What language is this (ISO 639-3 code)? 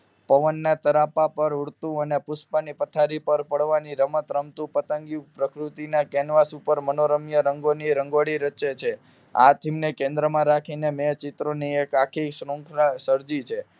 guj